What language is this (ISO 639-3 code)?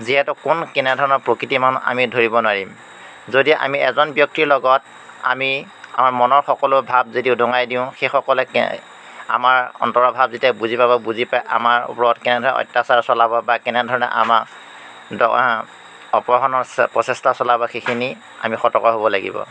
asm